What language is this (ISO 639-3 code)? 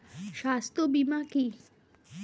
ben